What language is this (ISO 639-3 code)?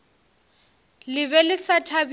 nso